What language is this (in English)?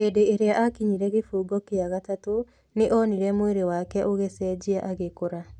Kikuyu